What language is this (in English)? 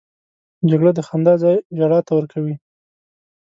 Pashto